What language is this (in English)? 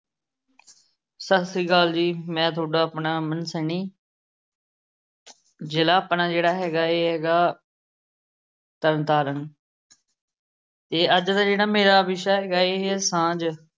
Punjabi